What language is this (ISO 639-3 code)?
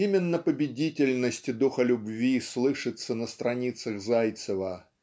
rus